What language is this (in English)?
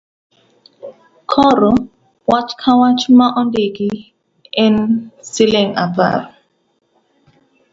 Luo (Kenya and Tanzania)